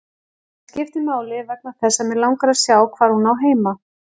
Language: Icelandic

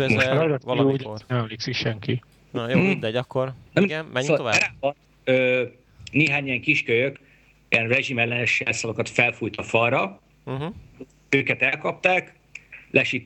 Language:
Hungarian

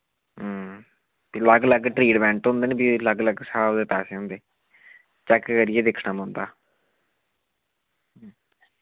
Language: Dogri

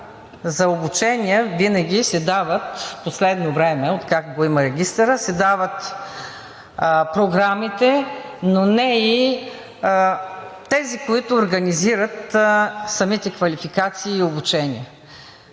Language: Bulgarian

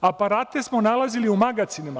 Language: Serbian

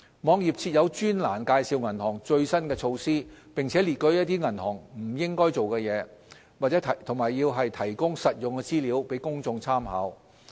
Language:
Cantonese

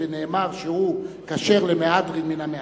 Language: Hebrew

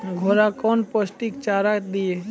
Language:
Maithili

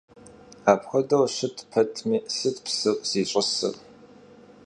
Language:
Kabardian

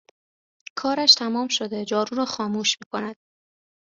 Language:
Persian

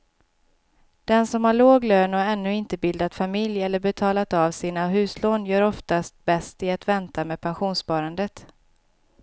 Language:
Swedish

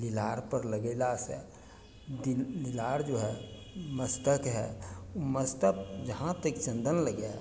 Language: Maithili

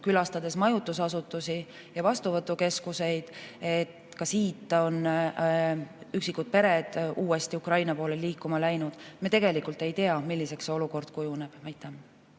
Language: Estonian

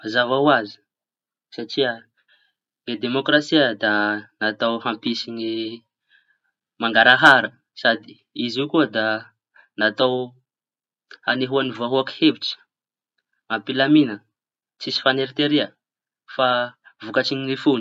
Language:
Tanosy Malagasy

